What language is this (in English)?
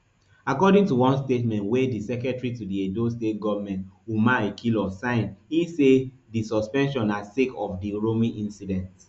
Nigerian Pidgin